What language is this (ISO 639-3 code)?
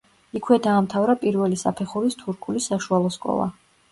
kat